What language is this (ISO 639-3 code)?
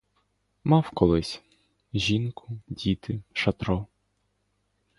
ukr